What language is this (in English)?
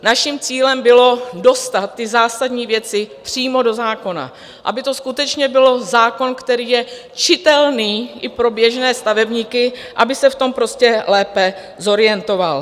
Czech